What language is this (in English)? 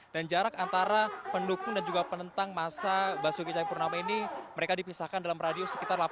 Indonesian